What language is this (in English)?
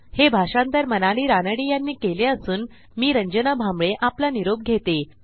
Marathi